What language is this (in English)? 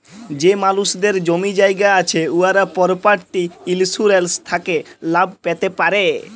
Bangla